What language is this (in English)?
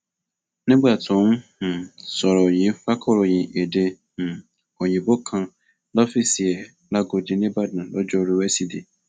Yoruba